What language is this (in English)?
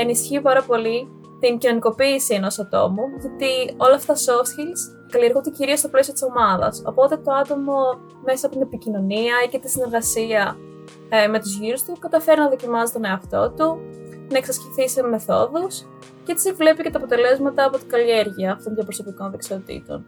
Greek